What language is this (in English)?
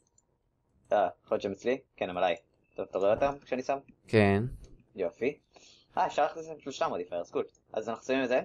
Hebrew